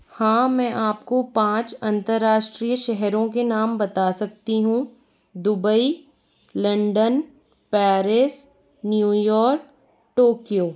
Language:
Hindi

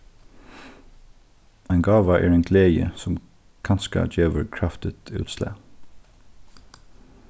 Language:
Faroese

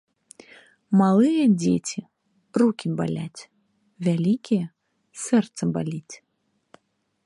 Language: Belarusian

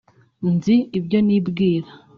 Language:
Kinyarwanda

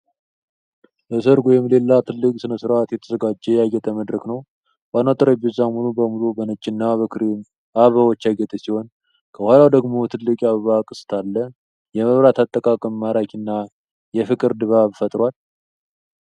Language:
Amharic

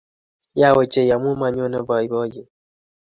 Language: Kalenjin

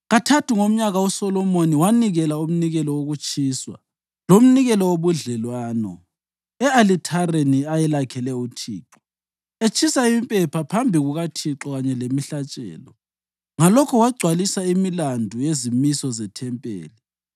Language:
North Ndebele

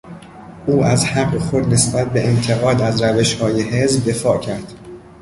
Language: Persian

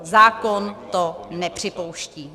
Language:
Czech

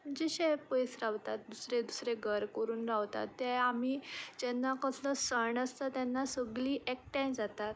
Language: Konkani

